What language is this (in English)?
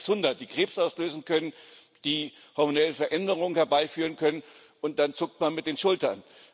German